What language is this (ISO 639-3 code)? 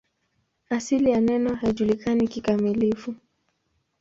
swa